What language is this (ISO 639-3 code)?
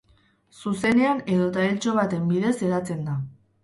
eus